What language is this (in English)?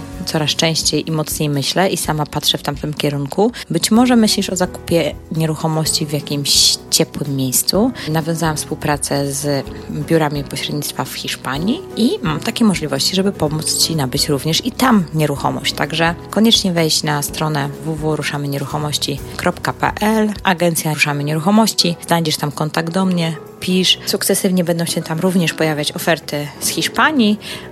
Polish